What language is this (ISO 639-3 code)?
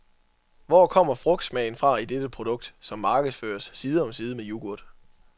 dan